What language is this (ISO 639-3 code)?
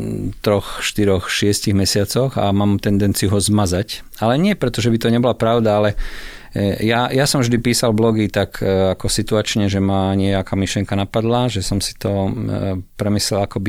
slk